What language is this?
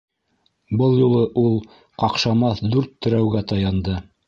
Bashkir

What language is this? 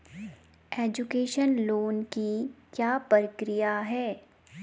Hindi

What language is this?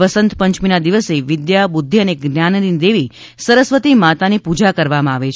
Gujarati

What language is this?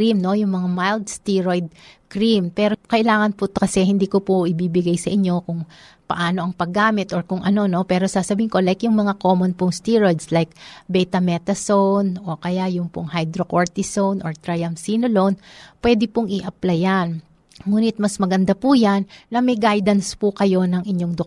Filipino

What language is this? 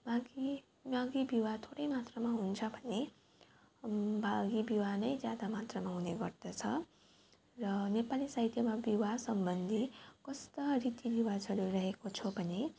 Nepali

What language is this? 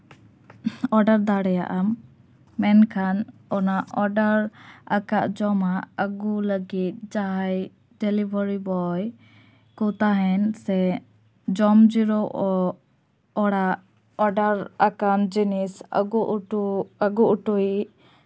Santali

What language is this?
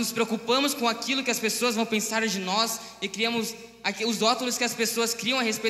Portuguese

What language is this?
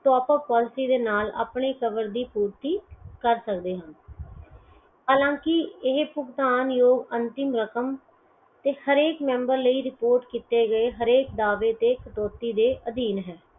Punjabi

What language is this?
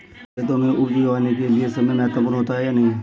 Hindi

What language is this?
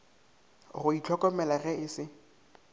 Northern Sotho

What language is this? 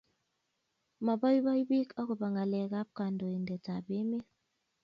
Kalenjin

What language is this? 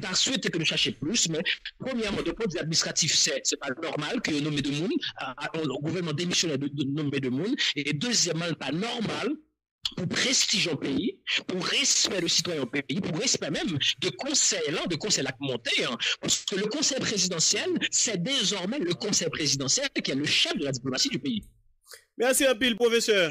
French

